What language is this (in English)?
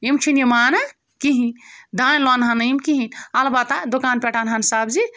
Kashmiri